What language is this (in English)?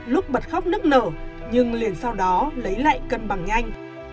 Vietnamese